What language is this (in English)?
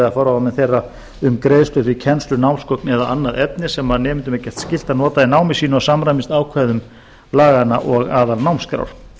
Icelandic